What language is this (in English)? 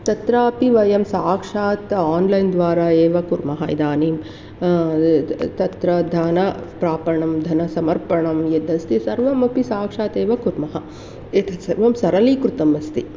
Sanskrit